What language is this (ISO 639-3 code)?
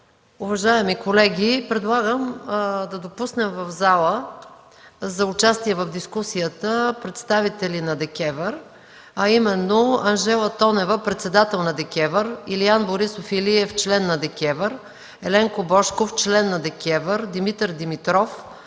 bul